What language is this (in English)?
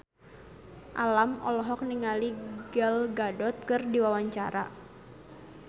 Sundanese